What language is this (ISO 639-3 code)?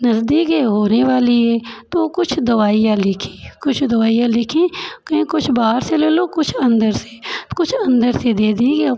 hin